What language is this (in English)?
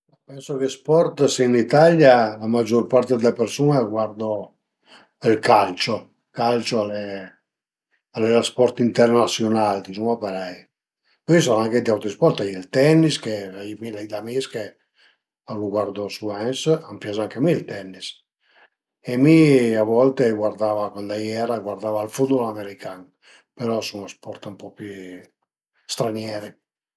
Piedmontese